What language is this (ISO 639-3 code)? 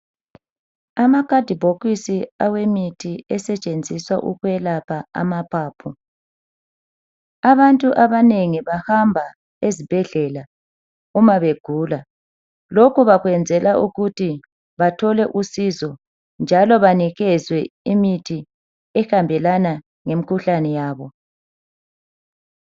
nde